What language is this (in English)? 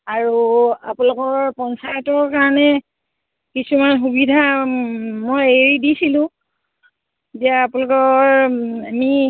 Assamese